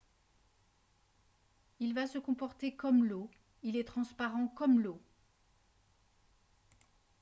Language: French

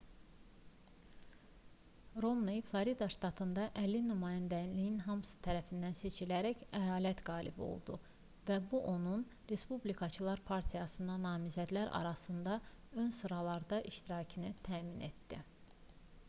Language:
Azerbaijani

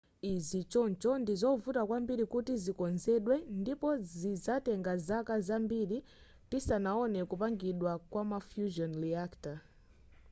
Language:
Nyanja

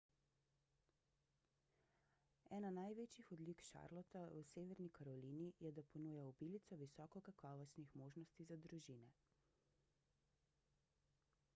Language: Slovenian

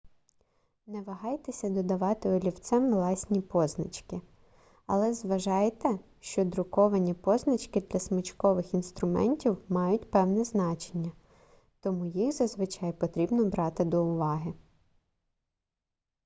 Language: Ukrainian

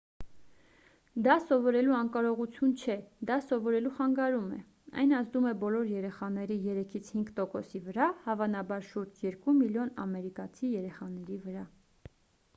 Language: Armenian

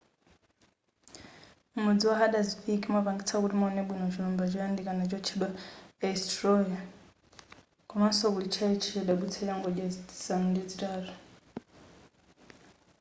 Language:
Nyanja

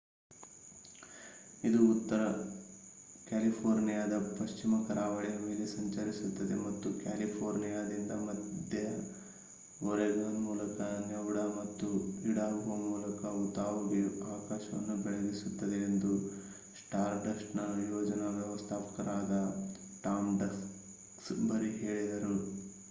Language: Kannada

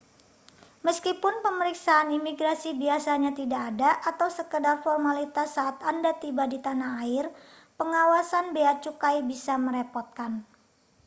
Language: Indonesian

